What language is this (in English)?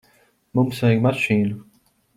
Latvian